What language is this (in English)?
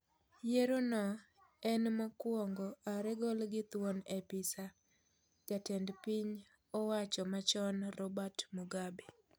Luo (Kenya and Tanzania)